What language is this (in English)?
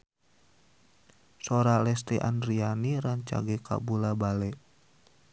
Sundanese